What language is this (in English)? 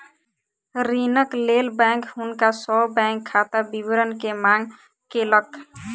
Maithili